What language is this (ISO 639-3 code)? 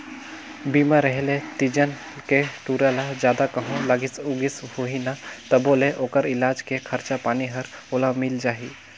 hne